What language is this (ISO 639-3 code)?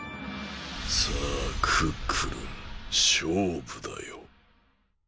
jpn